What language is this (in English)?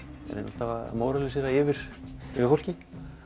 Icelandic